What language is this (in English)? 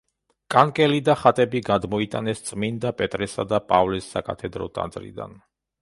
Georgian